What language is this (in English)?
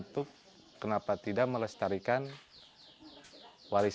Indonesian